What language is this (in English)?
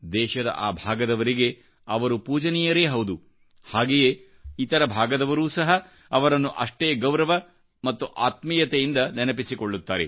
Kannada